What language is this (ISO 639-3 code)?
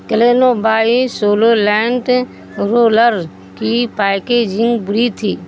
urd